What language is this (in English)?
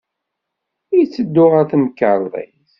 Kabyle